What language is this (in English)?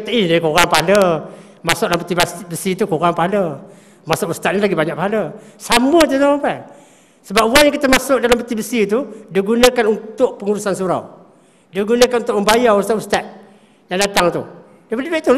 Malay